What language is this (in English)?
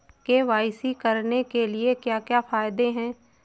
Hindi